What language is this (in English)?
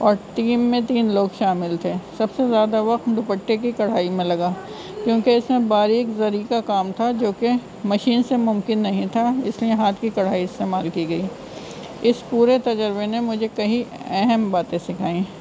Urdu